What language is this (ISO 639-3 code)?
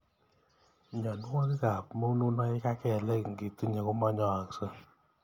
kln